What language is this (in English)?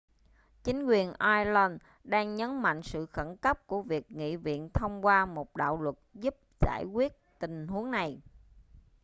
Vietnamese